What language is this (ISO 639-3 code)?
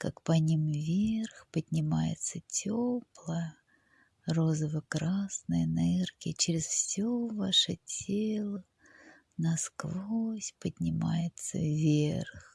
rus